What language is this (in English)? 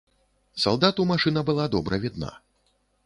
Belarusian